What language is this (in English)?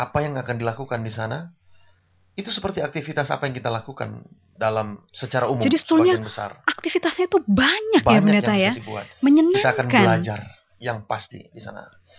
Indonesian